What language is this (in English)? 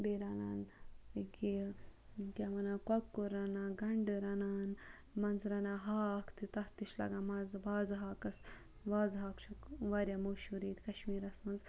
Kashmiri